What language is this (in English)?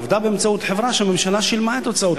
Hebrew